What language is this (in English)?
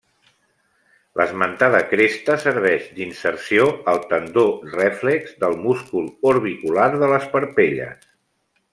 Catalan